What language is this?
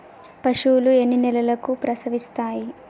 Telugu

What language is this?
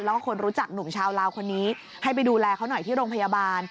Thai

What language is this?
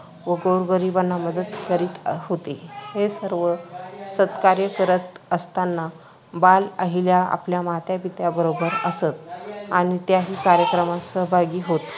Marathi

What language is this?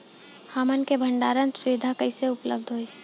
Bhojpuri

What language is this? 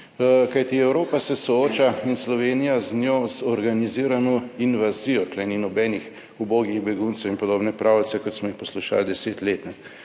Slovenian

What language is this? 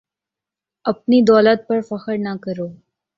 Urdu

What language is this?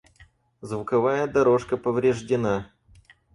Russian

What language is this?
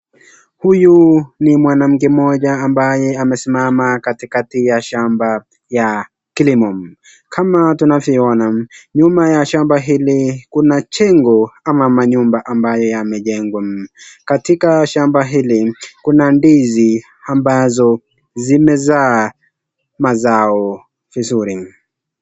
Swahili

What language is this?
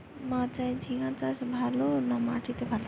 Bangla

